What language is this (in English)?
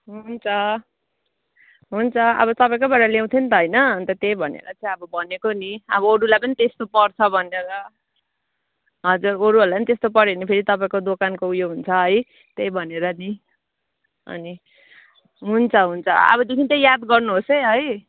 Nepali